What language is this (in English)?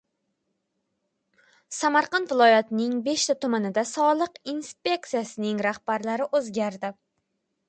Uzbek